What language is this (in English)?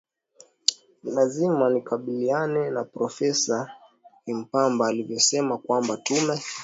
Swahili